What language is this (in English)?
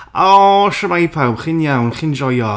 Welsh